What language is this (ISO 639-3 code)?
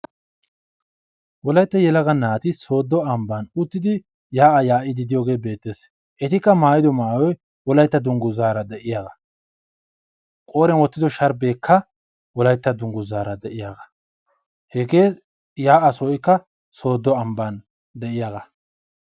wal